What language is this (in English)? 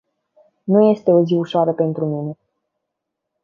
Romanian